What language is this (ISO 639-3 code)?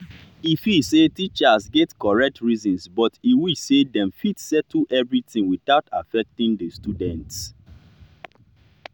pcm